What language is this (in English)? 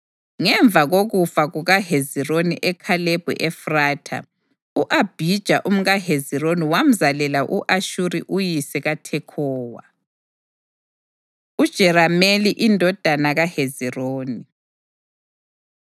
North Ndebele